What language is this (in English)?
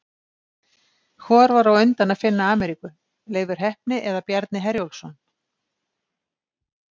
Icelandic